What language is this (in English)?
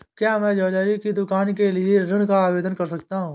Hindi